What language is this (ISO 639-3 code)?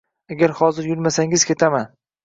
uzb